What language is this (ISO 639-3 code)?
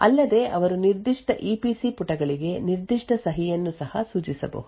kan